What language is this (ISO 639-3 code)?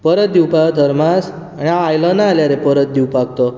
kok